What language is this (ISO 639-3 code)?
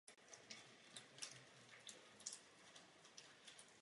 ces